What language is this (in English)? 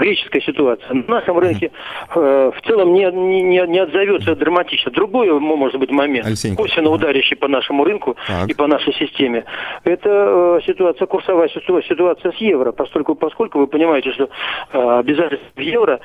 Russian